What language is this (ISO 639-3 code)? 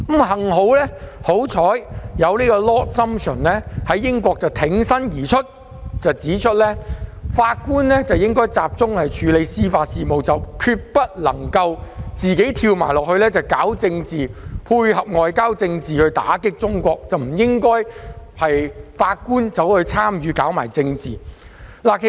yue